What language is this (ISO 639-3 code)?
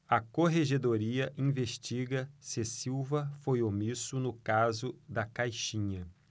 por